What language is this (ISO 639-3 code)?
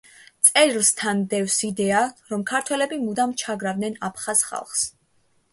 kat